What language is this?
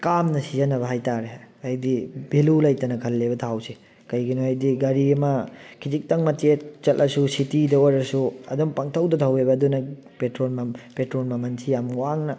Manipuri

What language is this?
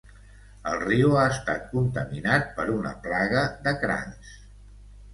Catalan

